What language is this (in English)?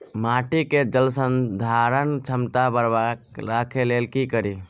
Maithili